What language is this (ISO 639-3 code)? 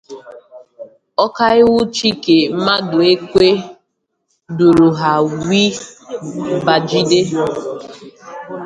ibo